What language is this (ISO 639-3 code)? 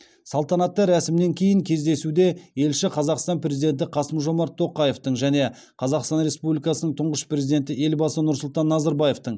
kaz